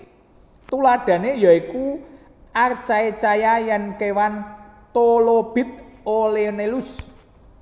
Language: Javanese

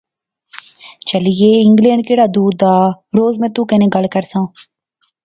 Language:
Pahari-Potwari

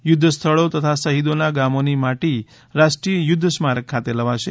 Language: Gujarati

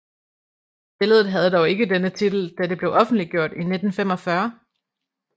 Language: Danish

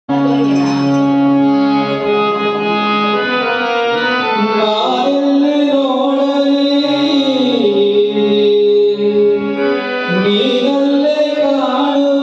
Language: Arabic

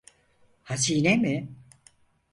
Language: Turkish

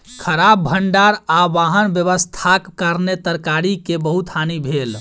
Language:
Maithili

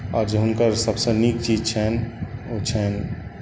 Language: Maithili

